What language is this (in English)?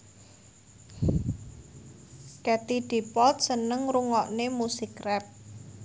Javanese